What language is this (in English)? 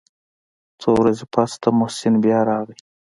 Pashto